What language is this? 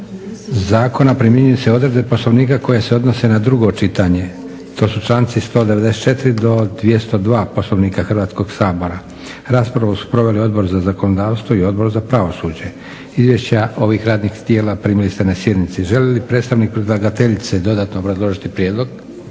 Croatian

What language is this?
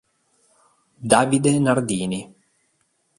Italian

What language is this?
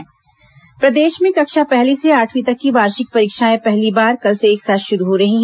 Hindi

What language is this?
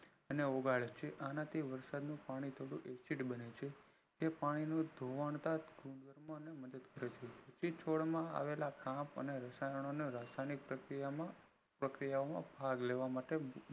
Gujarati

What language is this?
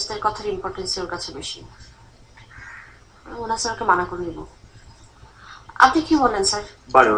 Bangla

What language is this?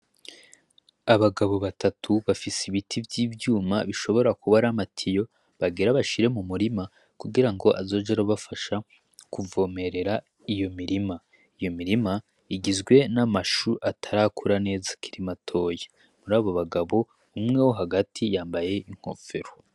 Rundi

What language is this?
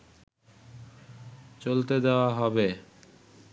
Bangla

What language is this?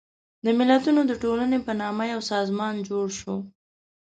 Pashto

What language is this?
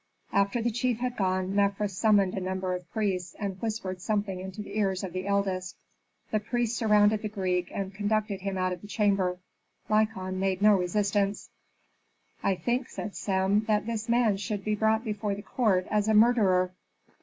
English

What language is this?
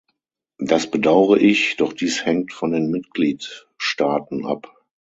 German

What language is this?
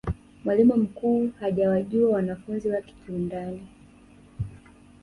Swahili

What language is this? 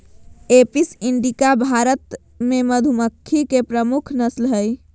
Magahi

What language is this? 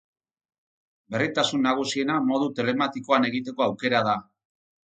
Basque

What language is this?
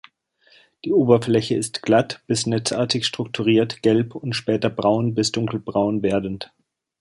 German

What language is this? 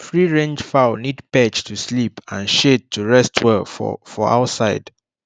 Nigerian Pidgin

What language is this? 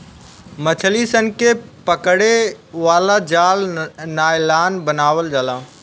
Bhojpuri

